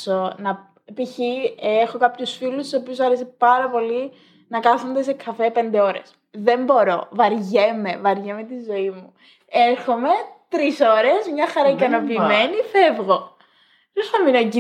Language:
Greek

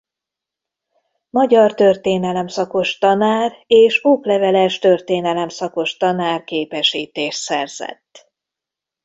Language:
Hungarian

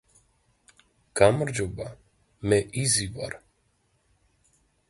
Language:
Georgian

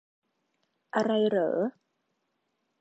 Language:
Thai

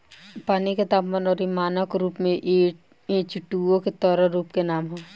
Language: Bhojpuri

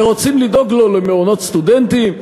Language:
Hebrew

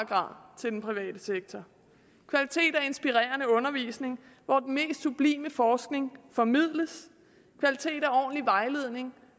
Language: Danish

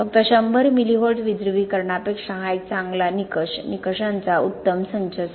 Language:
Marathi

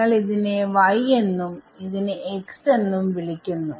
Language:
Malayalam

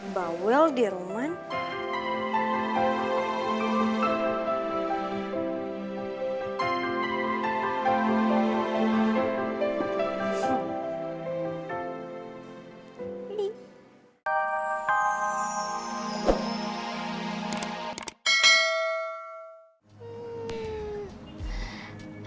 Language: Indonesian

